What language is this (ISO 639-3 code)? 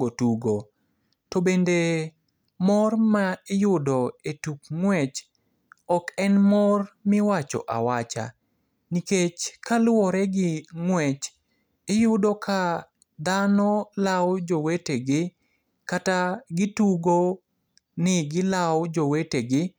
luo